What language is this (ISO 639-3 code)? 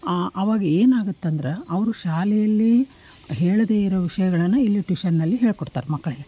kan